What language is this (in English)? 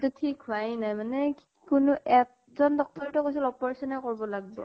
Assamese